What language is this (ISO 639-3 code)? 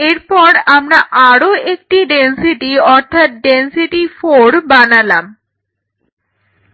ben